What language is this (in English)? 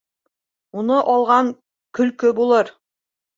Bashkir